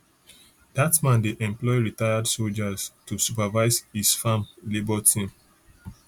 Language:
Nigerian Pidgin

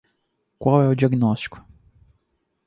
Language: Portuguese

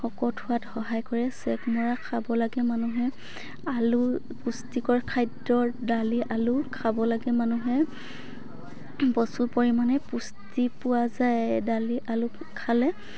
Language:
Assamese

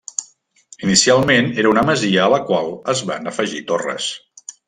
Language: Catalan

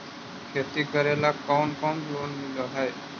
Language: Magahi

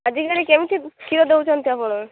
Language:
Odia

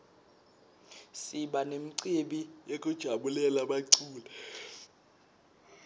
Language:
Swati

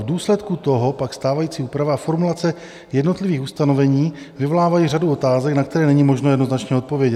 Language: Czech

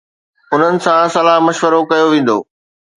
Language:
Sindhi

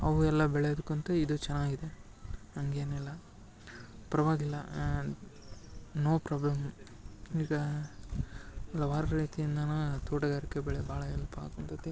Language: Kannada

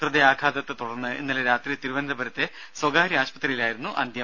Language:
Malayalam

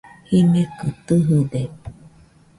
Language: Nüpode Huitoto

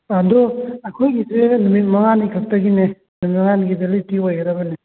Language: Manipuri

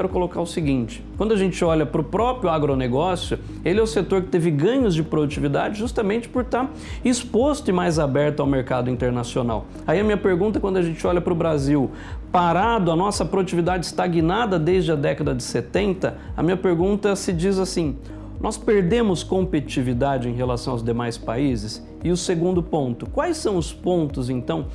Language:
Portuguese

